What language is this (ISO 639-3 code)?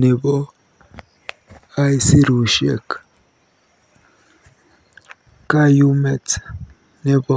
kln